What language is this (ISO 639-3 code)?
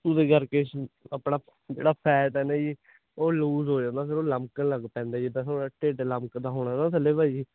pan